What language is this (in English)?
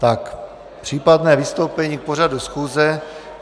Czech